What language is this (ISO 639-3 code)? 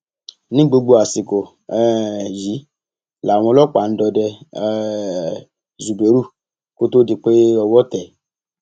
yor